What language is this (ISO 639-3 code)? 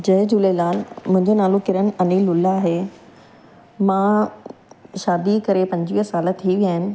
snd